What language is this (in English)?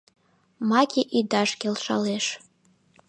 Mari